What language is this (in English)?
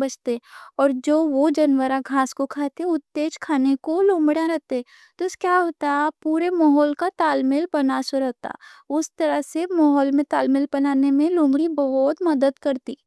Deccan